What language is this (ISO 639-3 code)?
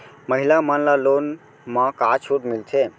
hne